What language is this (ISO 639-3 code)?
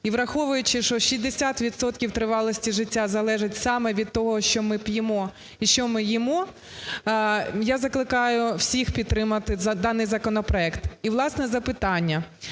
ukr